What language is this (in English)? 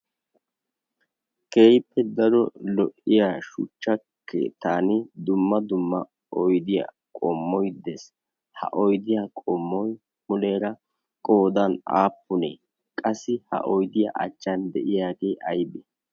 Wolaytta